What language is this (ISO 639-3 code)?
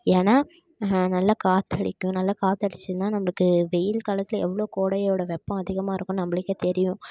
tam